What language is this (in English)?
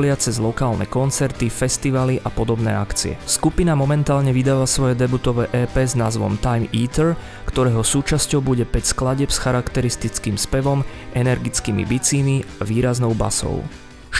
Slovak